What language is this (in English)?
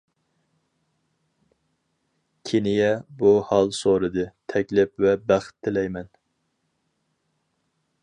Uyghur